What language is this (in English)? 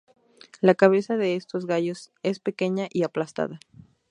Spanish